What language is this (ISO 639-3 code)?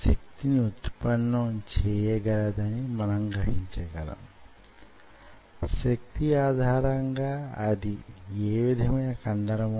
tel